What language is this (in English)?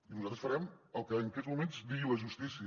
Catalan